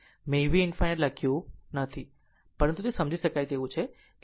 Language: Gujarati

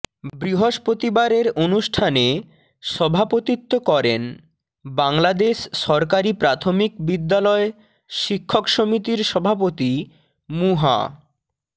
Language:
Bangla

